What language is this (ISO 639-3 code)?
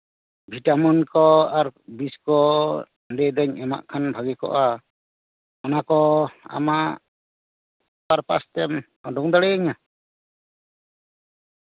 sat